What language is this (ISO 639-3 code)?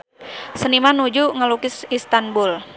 sun